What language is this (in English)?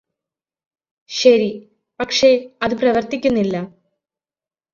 Malayalam